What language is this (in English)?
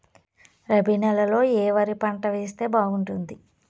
Telugu